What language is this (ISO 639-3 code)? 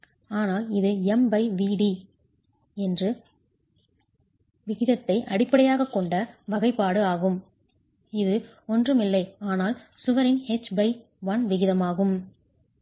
tam